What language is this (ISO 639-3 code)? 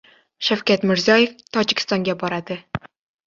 uzb